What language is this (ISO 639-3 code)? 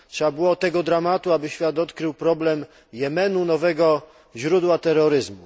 pol